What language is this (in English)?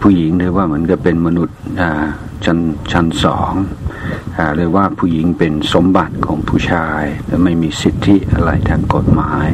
Thai